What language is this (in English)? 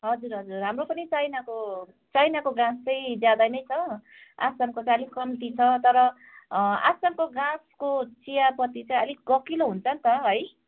Nepali